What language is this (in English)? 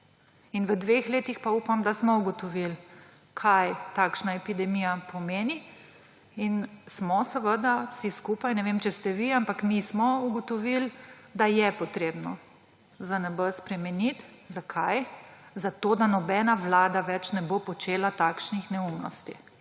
Slovenian